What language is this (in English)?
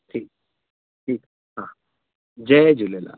Sindhi